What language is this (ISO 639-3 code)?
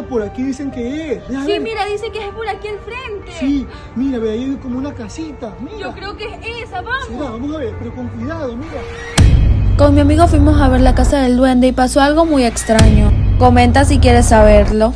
spa